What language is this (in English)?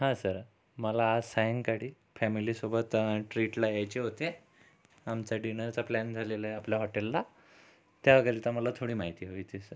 Marathi